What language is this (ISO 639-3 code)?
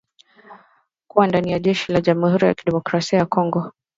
swa